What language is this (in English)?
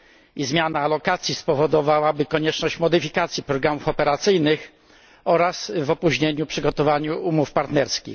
Polish